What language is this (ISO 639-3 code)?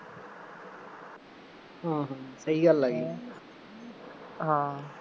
pan